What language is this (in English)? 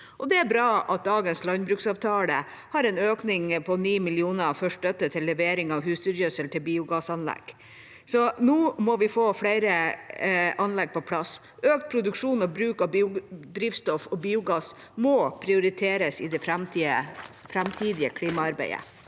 Norwegian